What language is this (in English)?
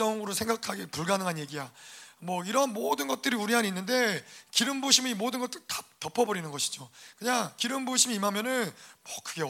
Korean